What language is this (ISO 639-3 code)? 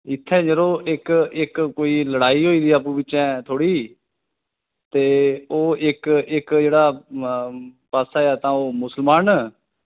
doi